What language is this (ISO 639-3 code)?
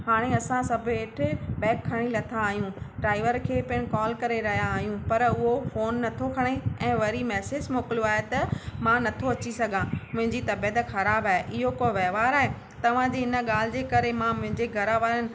snd